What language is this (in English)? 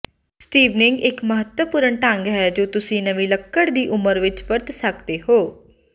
Punjabi